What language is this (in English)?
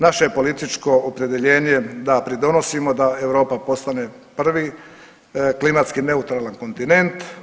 Croatian